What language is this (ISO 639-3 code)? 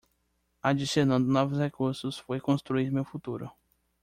por